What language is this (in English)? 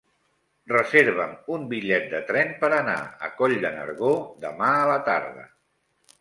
Catalan